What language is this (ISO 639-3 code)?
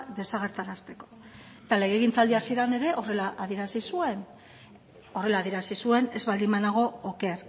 eus